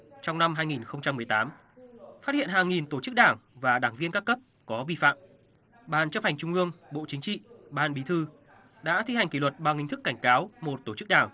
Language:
Vietnamese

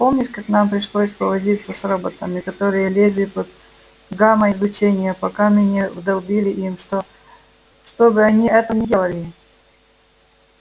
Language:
Russian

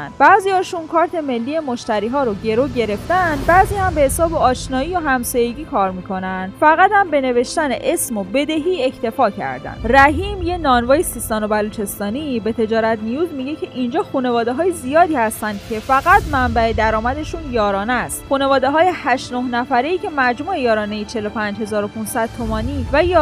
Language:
Persian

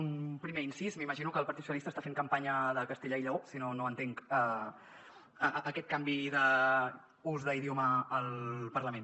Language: Catalan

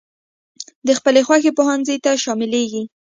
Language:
Pashto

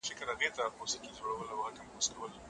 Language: Pashto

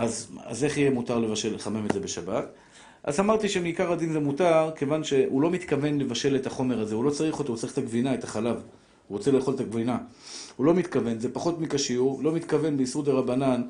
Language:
Hebrew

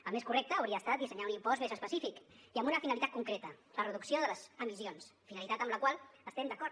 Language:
Catalan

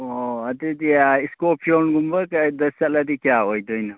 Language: Manipuri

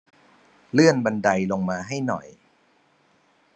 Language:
Thai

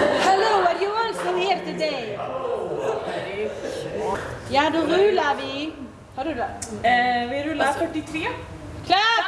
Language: Swedish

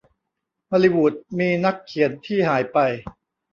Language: Thai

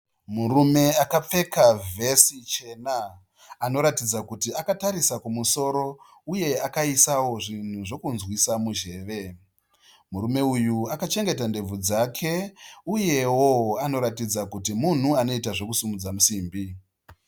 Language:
Shona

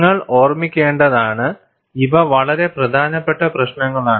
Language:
Malayalam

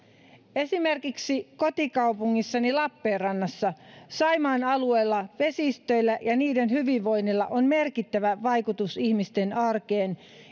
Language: Finnish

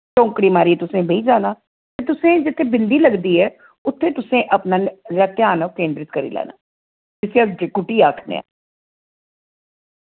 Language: Dogri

